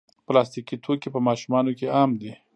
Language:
Pashto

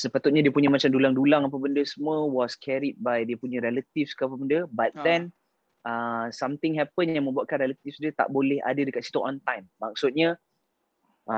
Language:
Malay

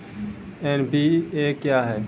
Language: Maithili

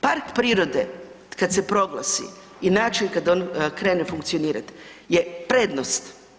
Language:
Croatian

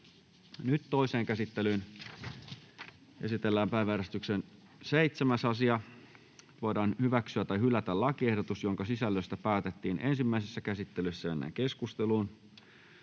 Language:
Finnish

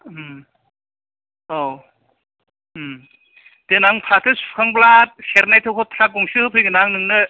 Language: Bodo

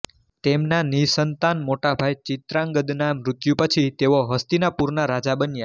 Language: Gujarati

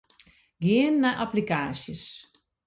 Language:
Western Frisian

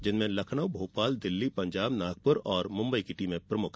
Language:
Hindi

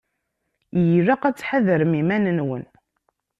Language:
Kabyle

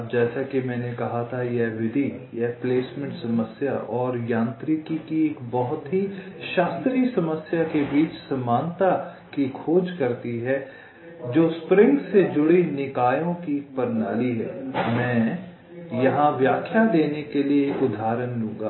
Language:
Hindi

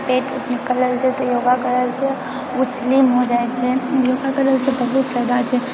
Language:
Maithili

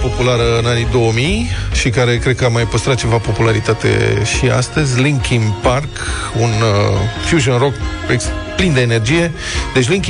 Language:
Romanian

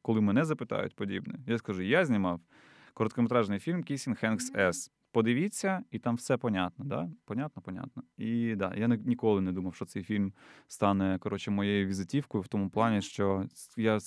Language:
Ukrainian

